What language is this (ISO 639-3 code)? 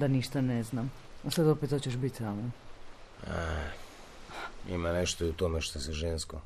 hrv